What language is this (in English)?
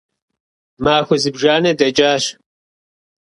Kabardian